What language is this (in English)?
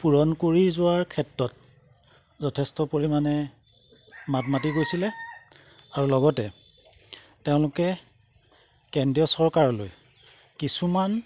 Assamese